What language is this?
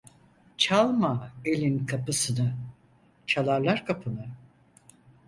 Turkish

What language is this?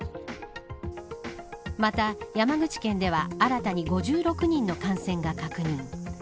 Japanese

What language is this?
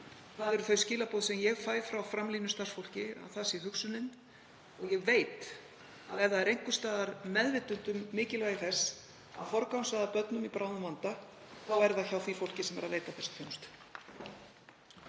Icelandic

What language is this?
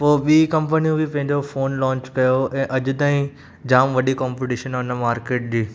Sindhi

